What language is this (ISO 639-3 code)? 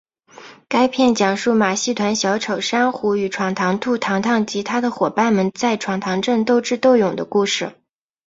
zho